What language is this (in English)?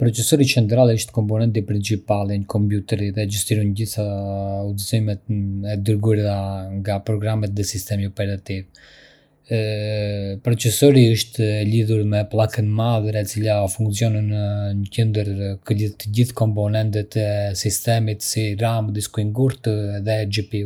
Arbëreshë Albanian